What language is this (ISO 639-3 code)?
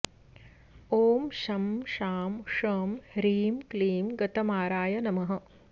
san